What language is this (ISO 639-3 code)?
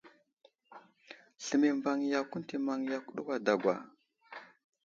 udl